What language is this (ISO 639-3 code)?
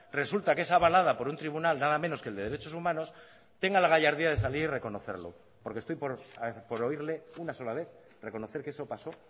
spa